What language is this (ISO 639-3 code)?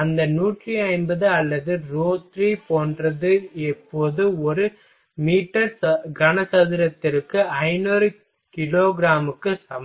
tam